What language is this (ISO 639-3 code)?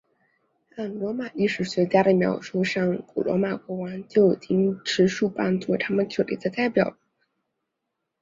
zho